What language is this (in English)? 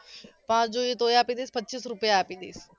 Gujarati